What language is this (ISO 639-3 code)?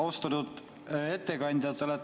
est